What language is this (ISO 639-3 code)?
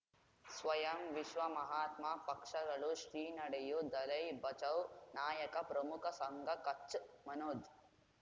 kan